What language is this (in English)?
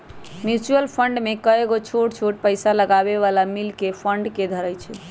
Magahi